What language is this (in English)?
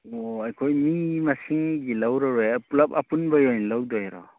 Manipuri